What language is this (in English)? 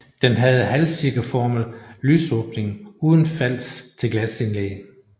Danish